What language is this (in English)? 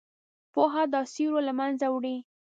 Pashto